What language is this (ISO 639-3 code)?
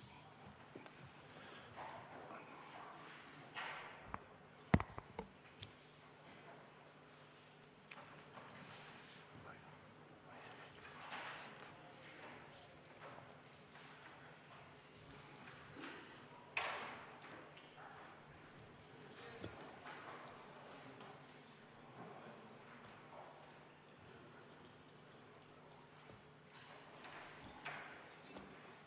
est